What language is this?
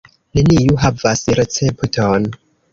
Esperanto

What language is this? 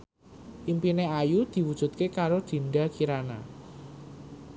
Javanese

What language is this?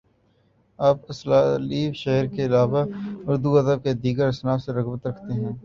Urdu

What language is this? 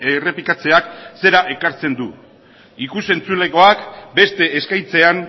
Basque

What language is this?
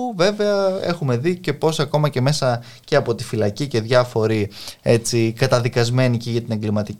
Greek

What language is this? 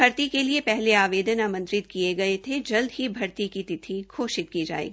Hindi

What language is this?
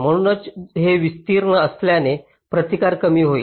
Marathi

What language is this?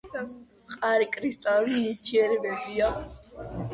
Georgian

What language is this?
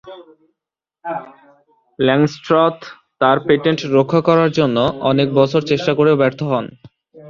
Bangla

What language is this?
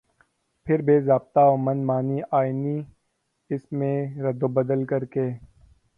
Urdu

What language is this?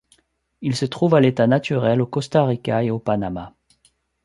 French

